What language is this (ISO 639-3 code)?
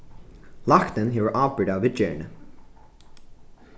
fao